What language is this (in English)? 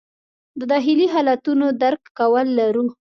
Pashto